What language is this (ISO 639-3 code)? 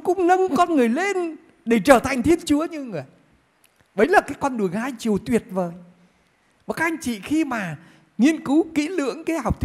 vie